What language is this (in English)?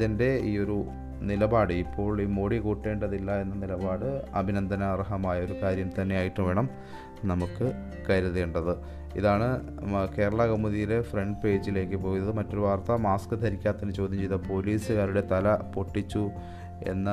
Malayalam